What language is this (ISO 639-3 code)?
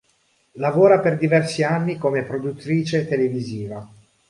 ita